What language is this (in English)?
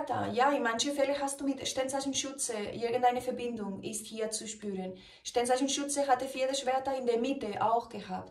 German